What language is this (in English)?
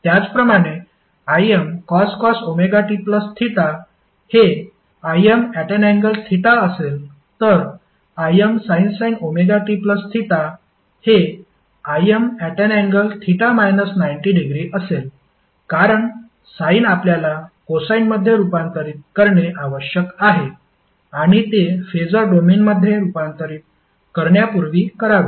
Marathi